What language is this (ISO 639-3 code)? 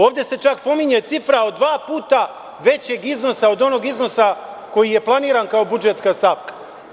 srp